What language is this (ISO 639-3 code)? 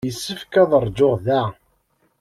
kab